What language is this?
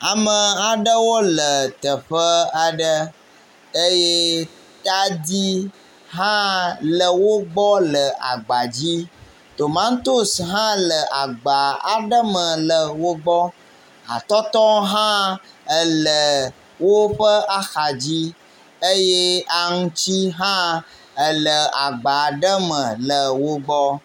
Ewe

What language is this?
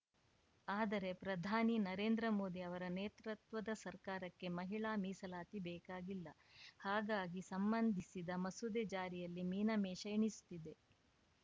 Kannada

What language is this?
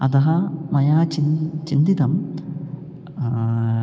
Sanskrit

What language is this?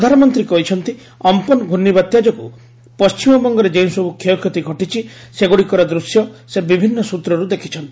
Odia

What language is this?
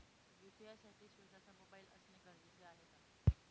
Marathi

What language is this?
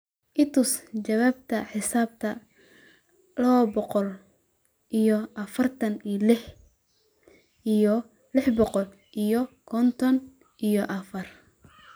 Somali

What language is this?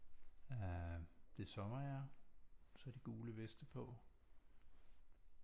Danish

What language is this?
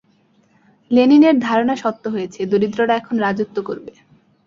Bangla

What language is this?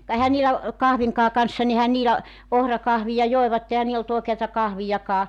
Finnish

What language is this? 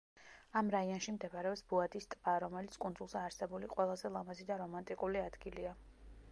Georgian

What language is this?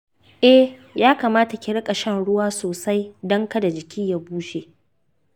Hausa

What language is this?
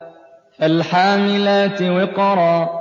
Arabic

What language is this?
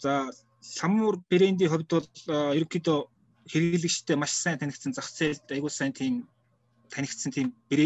Russian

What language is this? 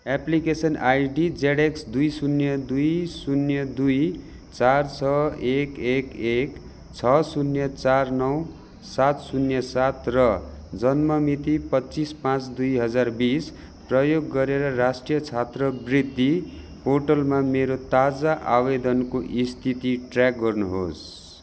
Nepali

